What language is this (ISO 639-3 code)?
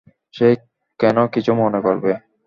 ben